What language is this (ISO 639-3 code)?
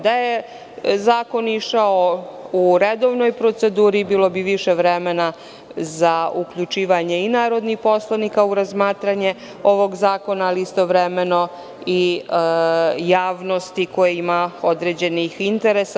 srp